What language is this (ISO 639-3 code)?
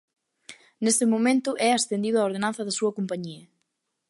glg